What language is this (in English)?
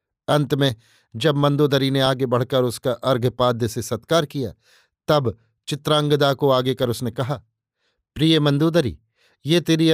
Hindi